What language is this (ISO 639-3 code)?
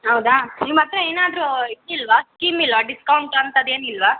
kan